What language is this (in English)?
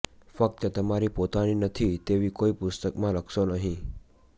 Gujarati